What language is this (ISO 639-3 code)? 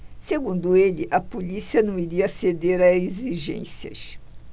por